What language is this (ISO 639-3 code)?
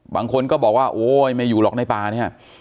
tha